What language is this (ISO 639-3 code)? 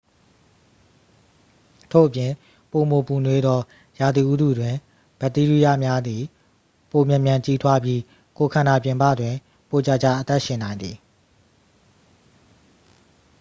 mya